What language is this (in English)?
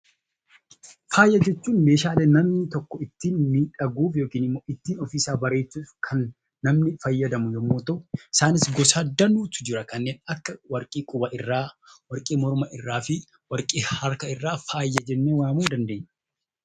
Oromo